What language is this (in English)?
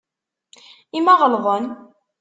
Kabyle